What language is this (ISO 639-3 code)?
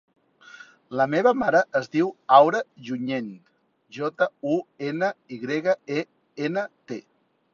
cat